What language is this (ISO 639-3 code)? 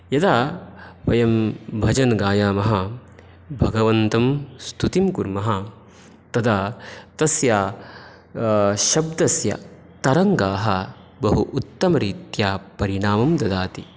san